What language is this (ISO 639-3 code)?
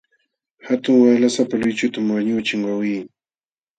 qxw